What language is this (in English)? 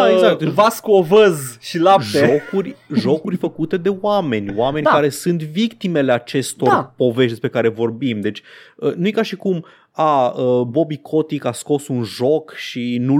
Romanian